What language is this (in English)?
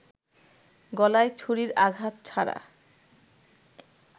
Bangla